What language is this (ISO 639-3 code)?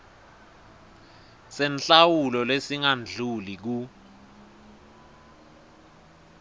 ssw